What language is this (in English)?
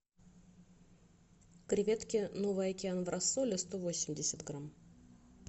Russian